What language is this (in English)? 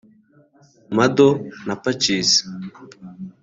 Kinyarwanda